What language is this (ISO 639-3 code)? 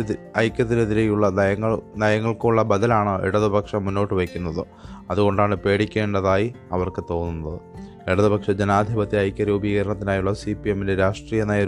mal